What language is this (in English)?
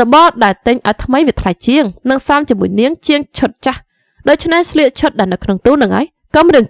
Vietnamese